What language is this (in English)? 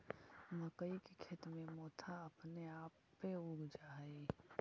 Magahi